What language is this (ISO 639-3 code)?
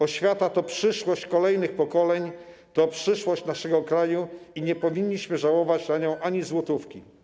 pol